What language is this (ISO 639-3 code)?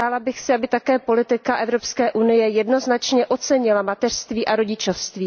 ces